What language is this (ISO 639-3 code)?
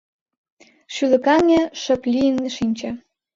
chm